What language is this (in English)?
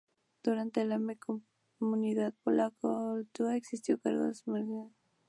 Spanish